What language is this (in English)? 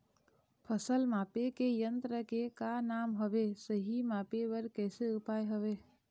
Chhattisgarhi